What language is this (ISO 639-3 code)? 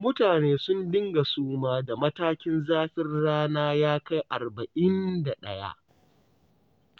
hau